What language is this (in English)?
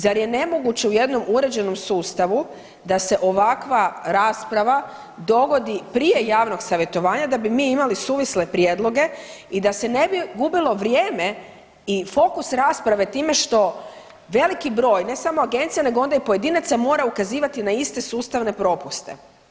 Croatian